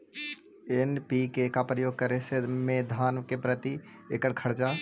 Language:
Magahi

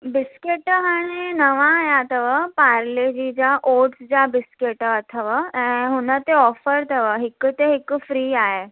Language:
Sindhi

